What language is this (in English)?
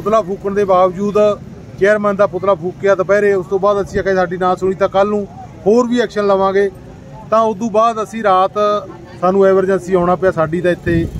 Hindi